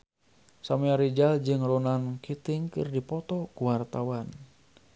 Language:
Sundanese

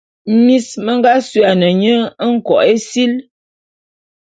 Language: Bulu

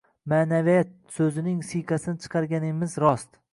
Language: Uzbek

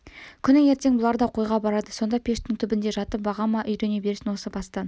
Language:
Kazakh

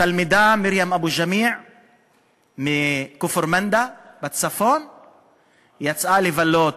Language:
Hebrew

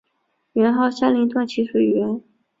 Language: Chinese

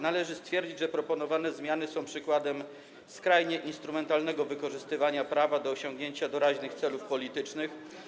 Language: Polish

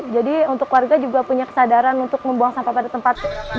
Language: Indonesian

